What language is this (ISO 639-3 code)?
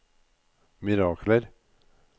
nor